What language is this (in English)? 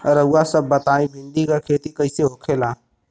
Bhojpuri